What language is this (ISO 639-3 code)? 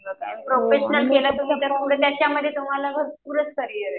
mar